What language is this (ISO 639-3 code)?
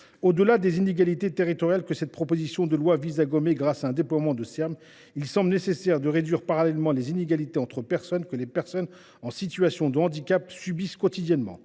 fra